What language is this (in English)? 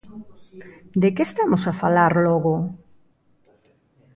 Galician